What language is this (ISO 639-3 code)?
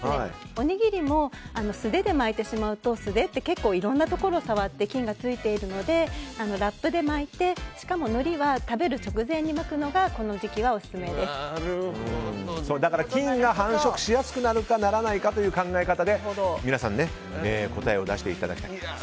jpn